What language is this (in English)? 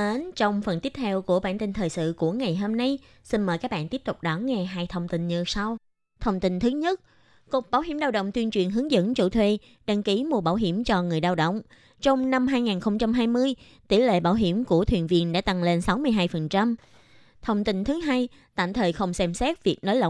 Vietnamese